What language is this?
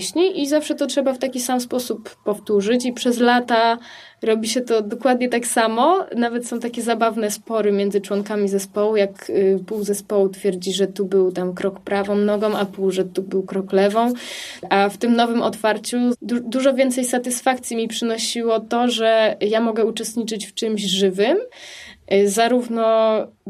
Polish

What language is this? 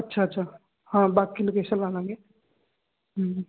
Punjabi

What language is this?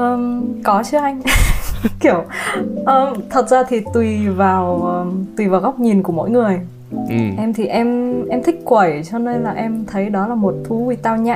Vietnamese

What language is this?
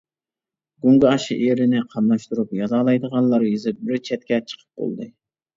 Uyghur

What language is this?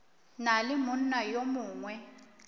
Northern Sotho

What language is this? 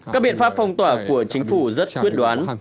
Vietnamese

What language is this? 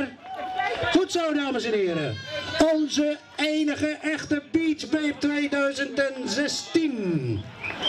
Dutch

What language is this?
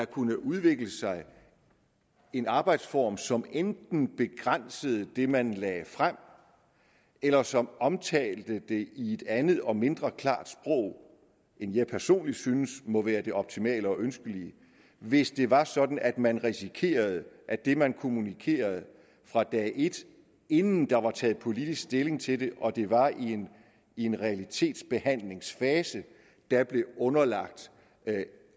Danish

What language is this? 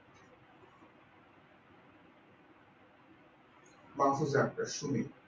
Bangla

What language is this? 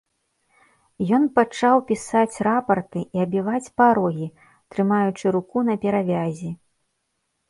Belarusian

